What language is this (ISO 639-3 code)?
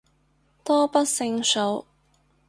yue